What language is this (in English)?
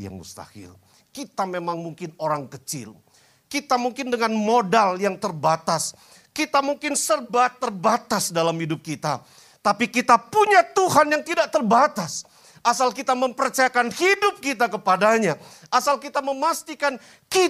Indonesian